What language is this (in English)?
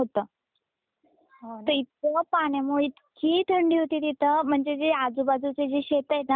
Marathi